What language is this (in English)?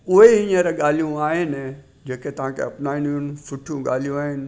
Sindhi